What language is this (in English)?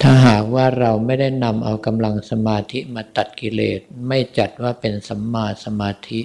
Thai